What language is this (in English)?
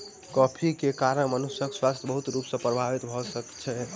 Maithili